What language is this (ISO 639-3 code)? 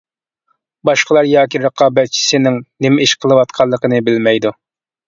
uig